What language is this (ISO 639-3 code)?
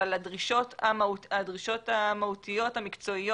heb